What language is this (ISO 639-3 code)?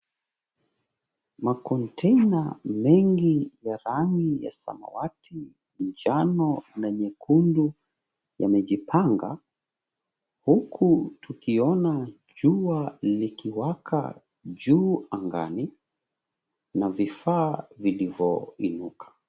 swa